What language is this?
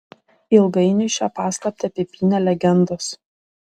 Lithuanian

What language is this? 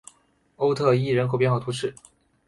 Chinese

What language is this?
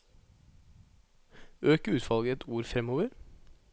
Norwegian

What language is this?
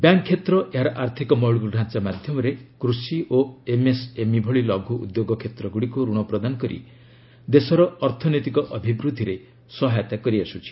Odia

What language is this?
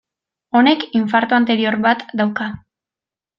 Basque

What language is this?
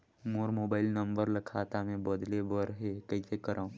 Chhattisgarhi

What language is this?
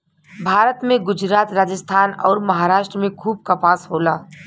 Bhojpuri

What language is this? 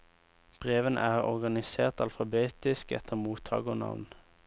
Norwegian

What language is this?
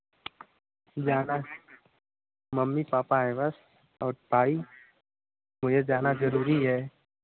Hindi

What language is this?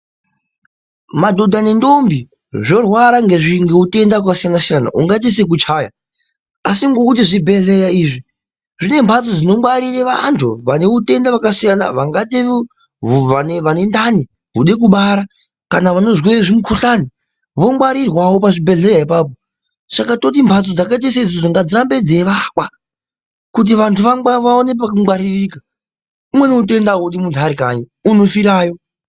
Ndau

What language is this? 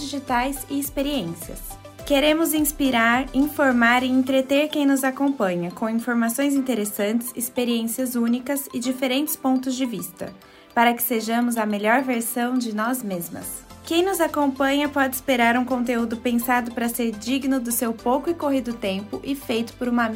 Portuguese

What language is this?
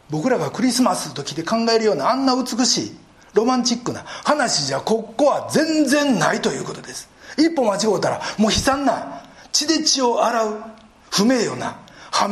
Japanese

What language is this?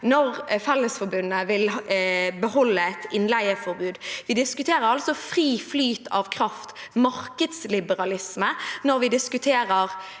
Norwegian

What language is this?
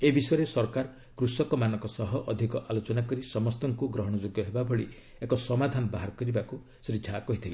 Odia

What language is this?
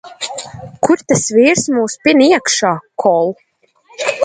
Latvian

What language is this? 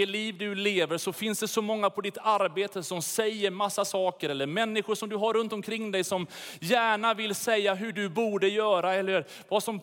Swedish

